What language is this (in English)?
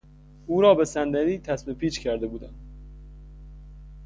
Persian